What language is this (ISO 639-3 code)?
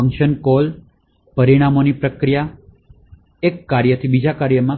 guj